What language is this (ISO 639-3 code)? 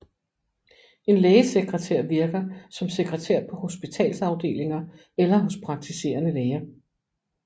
dan